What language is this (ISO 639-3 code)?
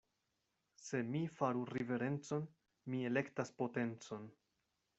epo